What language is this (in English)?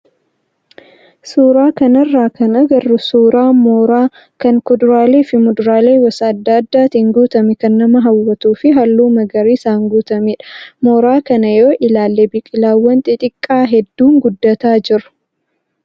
Oromo